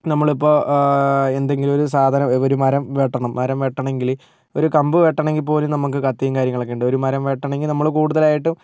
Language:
Malayalam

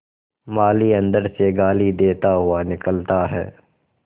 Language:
Hindi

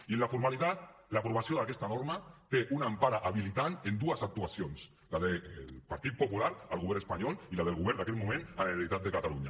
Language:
Catalan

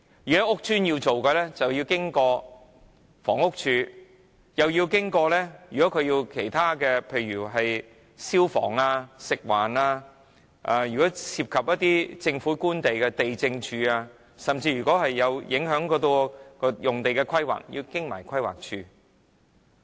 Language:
Cantonese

